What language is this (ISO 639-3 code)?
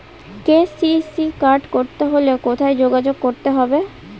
ben